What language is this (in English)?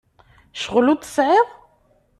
Kabyle